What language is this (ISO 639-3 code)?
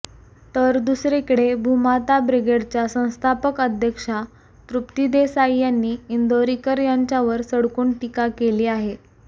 mar